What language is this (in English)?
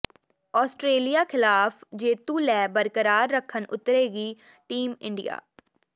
Punjabi